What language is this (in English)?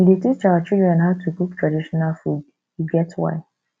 Nigerian Pidgin